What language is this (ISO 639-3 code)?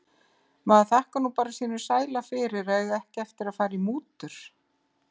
isl